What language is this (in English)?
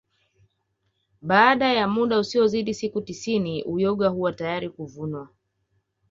Swahili